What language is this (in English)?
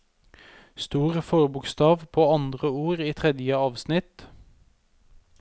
Norwegian